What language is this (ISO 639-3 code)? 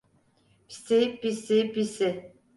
tur